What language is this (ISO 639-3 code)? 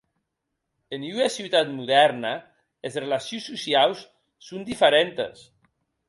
oci